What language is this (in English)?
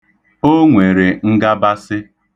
Igbo